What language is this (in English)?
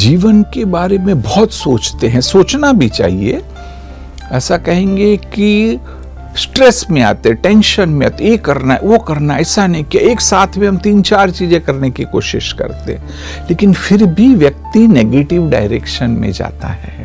Hindi